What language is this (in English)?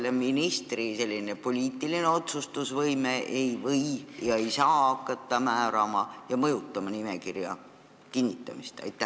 Estonian